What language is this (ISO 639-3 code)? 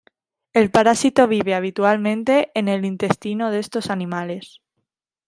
spa